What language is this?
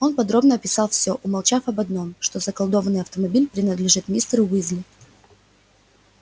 Russian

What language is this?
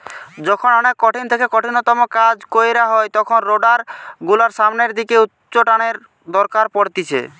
Bangla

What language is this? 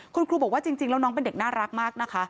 Thai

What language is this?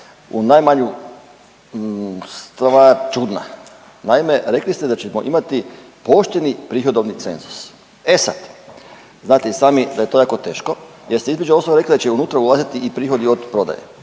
Croatian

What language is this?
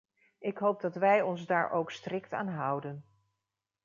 Dutch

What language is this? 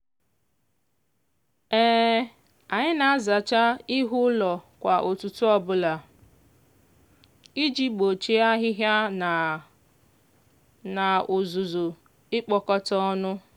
Igbo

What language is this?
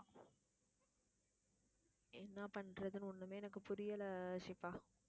Tamil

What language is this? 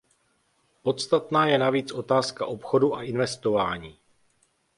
Czech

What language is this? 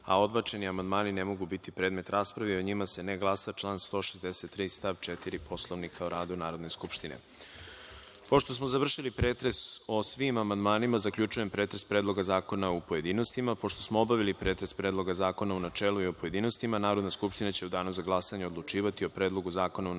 Serbian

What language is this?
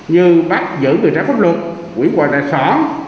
Vietnamese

